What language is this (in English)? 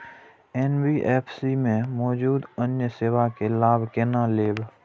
Maithili